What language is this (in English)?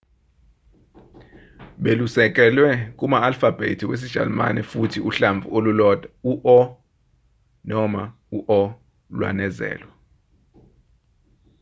Zulu